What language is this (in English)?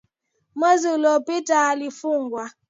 Swahili